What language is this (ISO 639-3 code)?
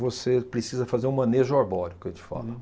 por